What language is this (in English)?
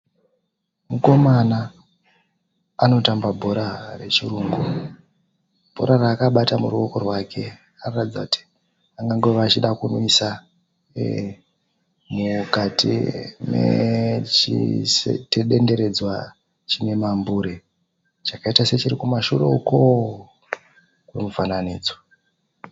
Shona